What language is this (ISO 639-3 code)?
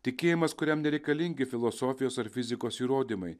lit